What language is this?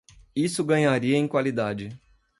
Portuguese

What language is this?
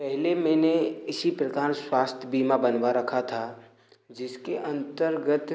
Hindi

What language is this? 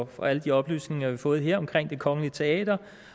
Danish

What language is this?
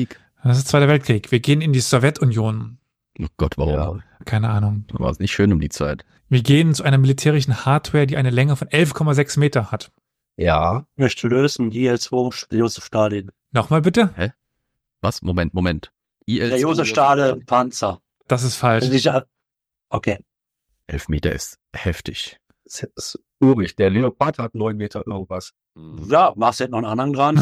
German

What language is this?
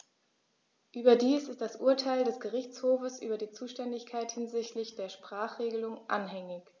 German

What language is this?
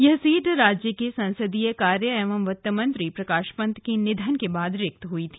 Hindi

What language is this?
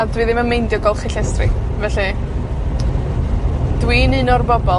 Welsh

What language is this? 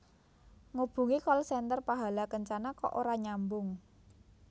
Javanese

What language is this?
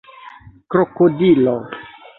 Esperanto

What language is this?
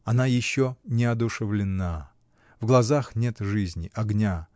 Russian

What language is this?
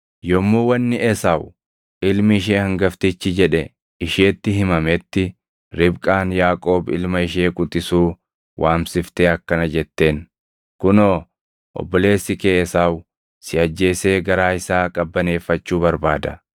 Oromo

